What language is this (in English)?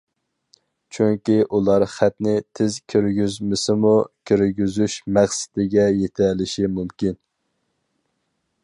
Uyghur